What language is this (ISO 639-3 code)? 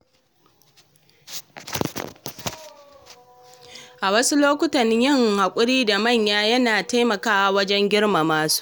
hau